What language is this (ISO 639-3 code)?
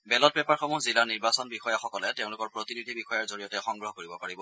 asm